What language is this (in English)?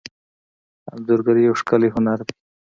Pashto